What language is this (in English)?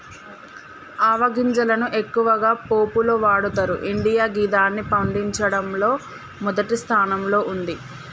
Telugu